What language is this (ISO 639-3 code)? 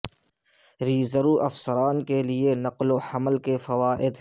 urd